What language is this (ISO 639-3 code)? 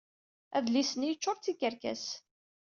kab